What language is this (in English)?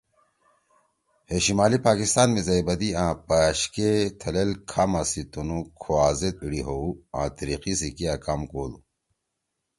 Torwali